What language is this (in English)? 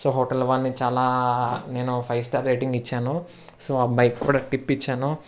Telugu